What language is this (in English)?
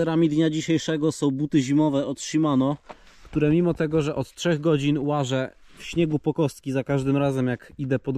Polish